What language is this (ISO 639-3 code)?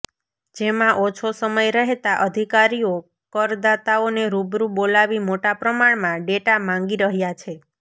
guj